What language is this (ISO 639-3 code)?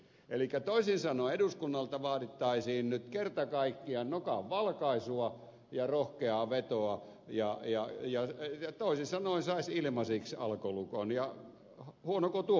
fin